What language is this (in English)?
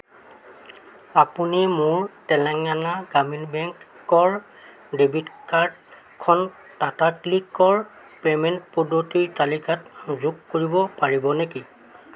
Assamese